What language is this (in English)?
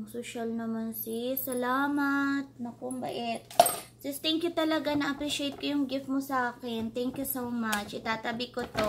Filipino